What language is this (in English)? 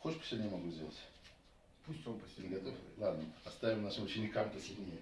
Russian